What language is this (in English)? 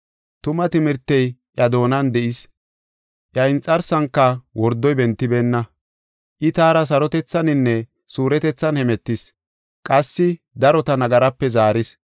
Gofa